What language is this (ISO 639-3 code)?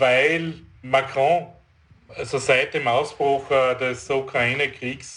deu